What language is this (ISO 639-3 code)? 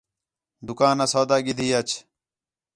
xhe